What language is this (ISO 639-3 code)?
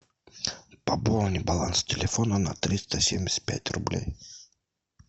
rus